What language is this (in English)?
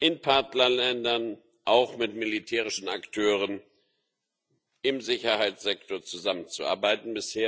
German